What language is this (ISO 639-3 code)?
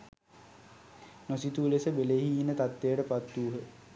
sin